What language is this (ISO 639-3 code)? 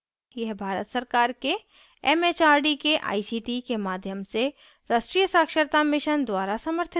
hin